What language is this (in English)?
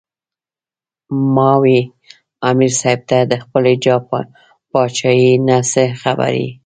Pashto